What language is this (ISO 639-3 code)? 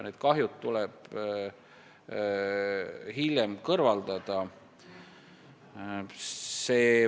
est